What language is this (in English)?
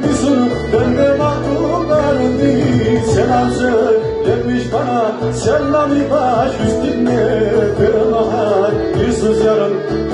Arabic